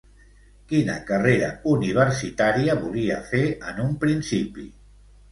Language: Catalan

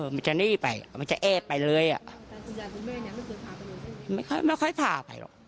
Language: Thai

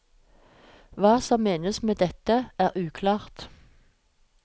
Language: Norwegian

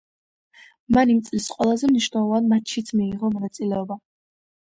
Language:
Georgian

